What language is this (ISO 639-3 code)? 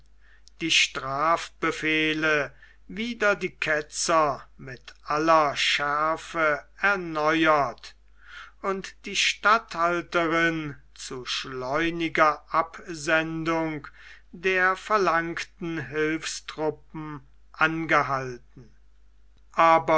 deu